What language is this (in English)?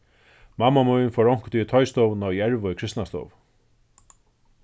Faroese